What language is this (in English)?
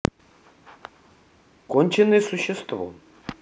Russian